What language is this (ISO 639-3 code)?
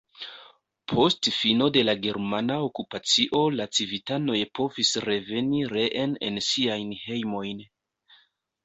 epo